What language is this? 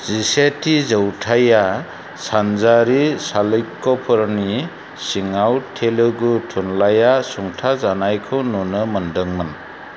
Bodo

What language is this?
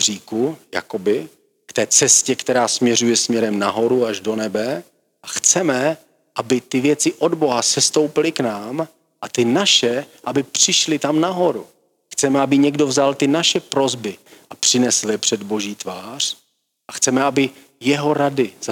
Czech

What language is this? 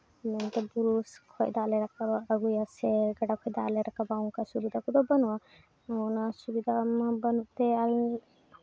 Santali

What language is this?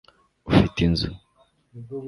Kinyarwanda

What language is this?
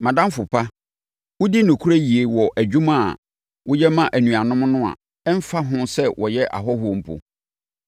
Akan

